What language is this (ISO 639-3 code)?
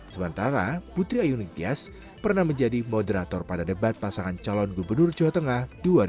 ind